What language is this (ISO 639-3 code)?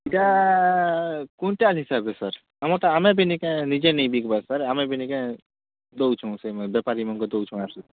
ori